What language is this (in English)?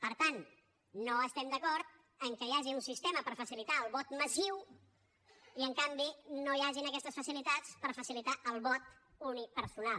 Catalan